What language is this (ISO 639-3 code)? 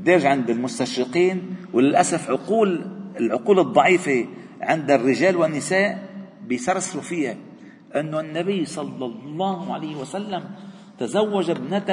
ara